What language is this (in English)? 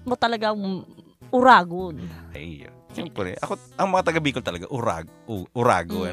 Filipino